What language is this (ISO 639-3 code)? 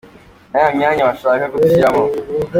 kin